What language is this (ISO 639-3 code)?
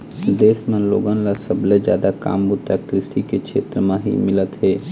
hne